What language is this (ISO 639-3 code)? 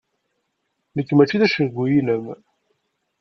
kab